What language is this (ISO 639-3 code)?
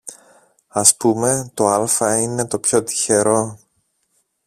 ell